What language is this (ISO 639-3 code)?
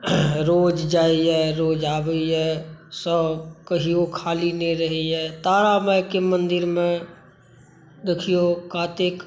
mai